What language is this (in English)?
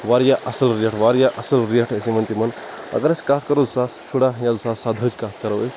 Kashmiri